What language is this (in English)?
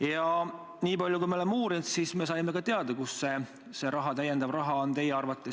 Estonian